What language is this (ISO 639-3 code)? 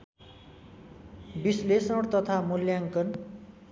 nep